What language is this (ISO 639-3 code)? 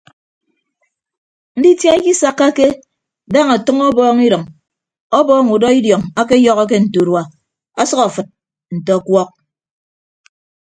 ibb